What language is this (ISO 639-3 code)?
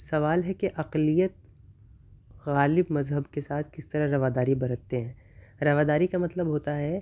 urd